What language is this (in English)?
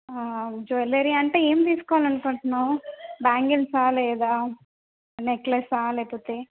Telugu